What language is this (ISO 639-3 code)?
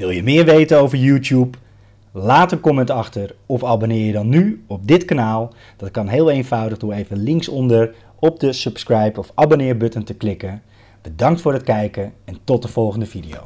nld